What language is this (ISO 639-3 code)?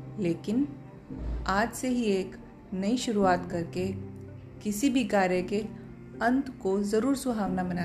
hin